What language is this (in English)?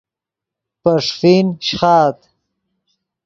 Yidgha